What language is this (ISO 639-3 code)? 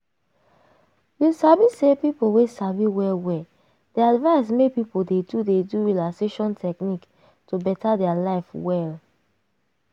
pcm